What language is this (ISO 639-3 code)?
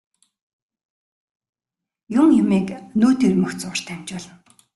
mon